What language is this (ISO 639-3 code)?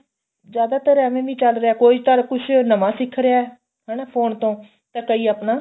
pan